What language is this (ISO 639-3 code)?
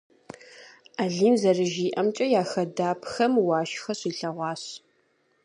kbd